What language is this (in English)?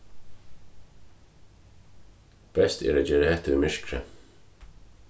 Faroese